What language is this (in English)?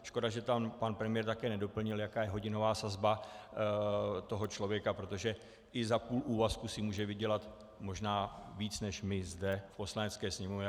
Czech